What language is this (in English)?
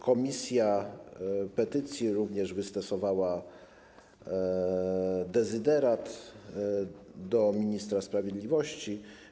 Polish